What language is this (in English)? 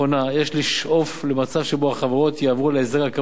Hebrew